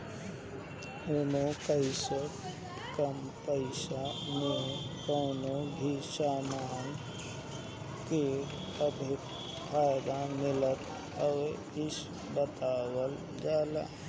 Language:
Bhojpuri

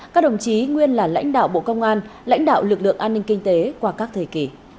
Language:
Vietnamese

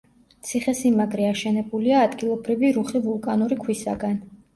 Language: Georgian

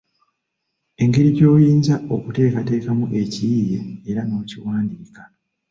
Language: Ganda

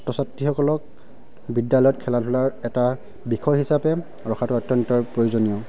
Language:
Assamese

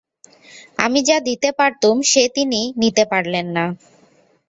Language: Bangla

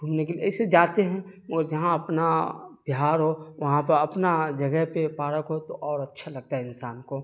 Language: Urdu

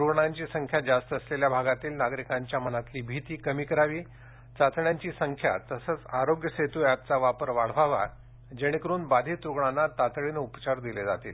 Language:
Marathi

